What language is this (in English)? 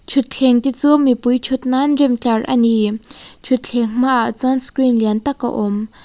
Mizo